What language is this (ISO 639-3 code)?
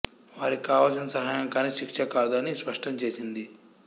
tel